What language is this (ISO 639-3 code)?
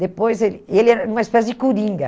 por